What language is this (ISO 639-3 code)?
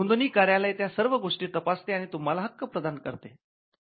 mar